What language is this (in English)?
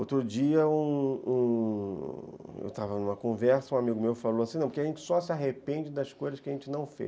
Portuguese